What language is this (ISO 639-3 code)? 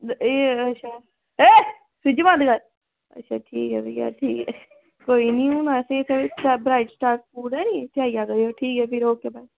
doi